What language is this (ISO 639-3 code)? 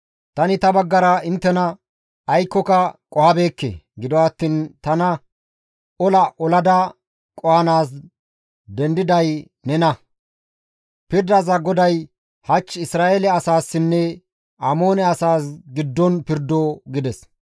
gmv